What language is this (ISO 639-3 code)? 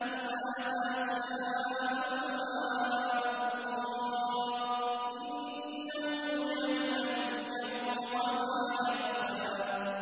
ara